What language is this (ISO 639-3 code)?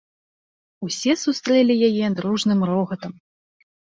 bel